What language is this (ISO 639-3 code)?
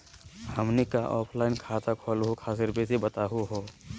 mag